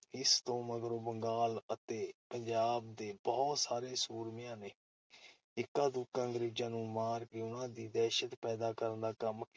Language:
Punjabi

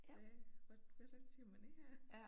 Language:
Danish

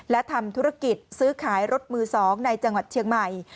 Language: Thai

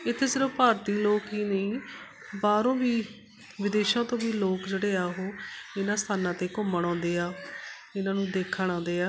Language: Punjabi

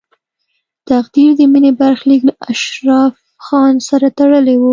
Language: Pashto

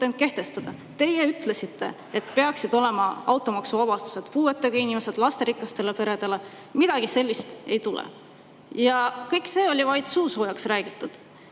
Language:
Estonian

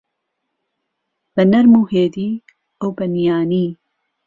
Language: Central Kurdish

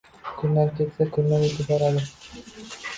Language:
Uzbek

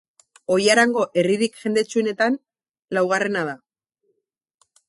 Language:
Basque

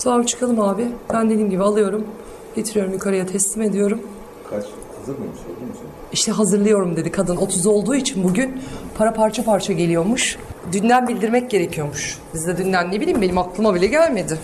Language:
Turkish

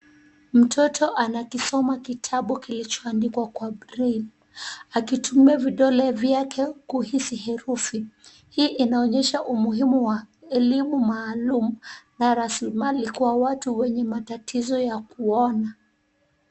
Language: Swahili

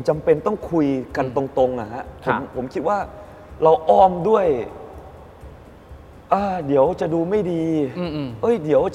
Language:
Thai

